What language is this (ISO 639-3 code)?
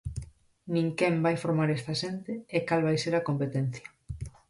glg